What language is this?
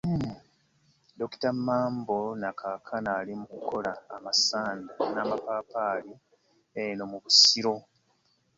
Ganda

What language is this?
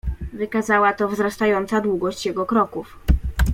Polish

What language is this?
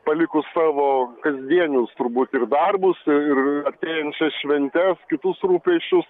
Lithuanian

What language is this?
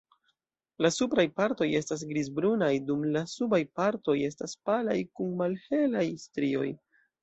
Esperanto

